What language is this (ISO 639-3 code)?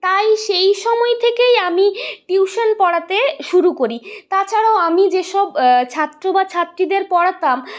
ben